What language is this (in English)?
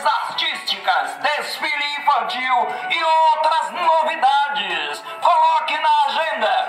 Portuguese